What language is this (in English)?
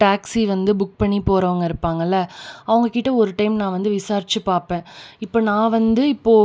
Tamil